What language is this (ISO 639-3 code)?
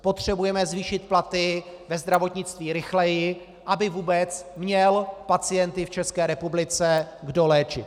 ces